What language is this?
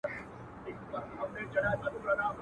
Pashto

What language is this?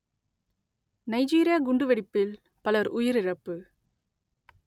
Tamil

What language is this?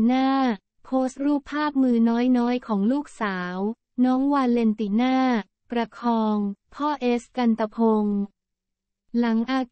Thai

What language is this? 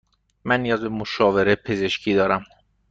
Persian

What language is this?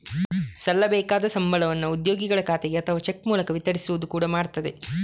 Kannada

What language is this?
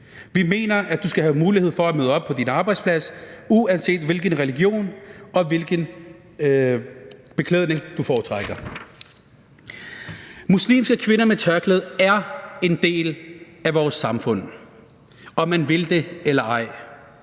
Danish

